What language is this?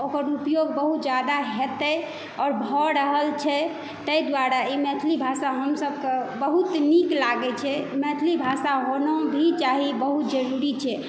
Maithili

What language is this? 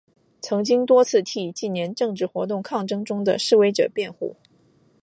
Chinese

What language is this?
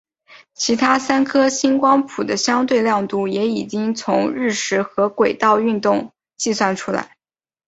Chinese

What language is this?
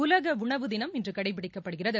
Tamil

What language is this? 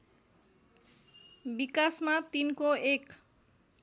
Nepali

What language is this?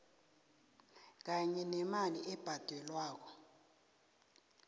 South Ndebele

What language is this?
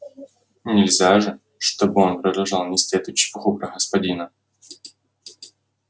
Russian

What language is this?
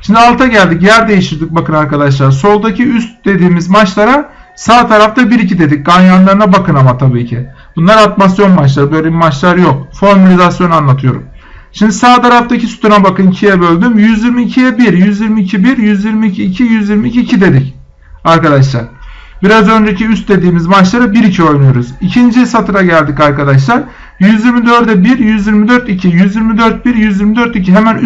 Turkish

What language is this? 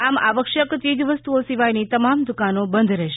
Gujarati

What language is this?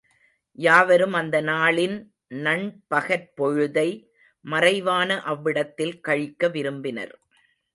Tamil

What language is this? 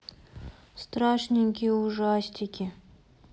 Russian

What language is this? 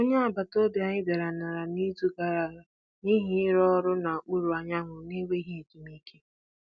Igbo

